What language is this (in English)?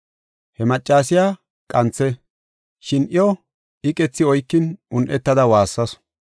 Gofa